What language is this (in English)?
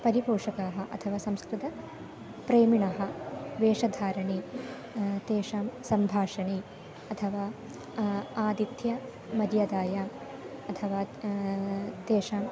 Sanskrit